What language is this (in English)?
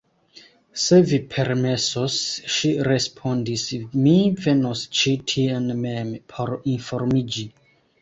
Esperanto